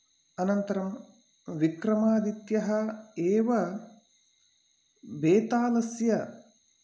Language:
Sanskrit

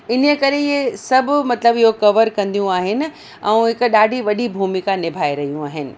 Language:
Sindhi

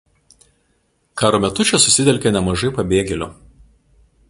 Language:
Lithuanian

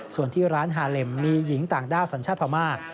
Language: Thai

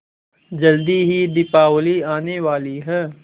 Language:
Hindi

